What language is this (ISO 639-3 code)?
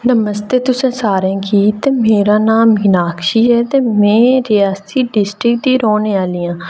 doi